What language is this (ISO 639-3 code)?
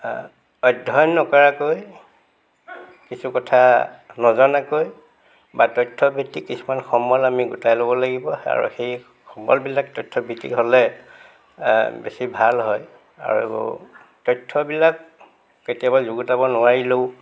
asm